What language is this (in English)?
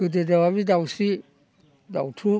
Bodo